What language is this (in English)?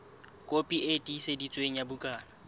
Southern Sotho